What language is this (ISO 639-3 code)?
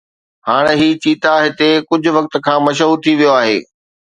snd